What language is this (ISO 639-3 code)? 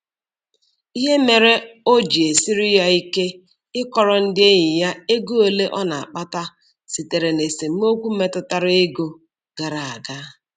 ibo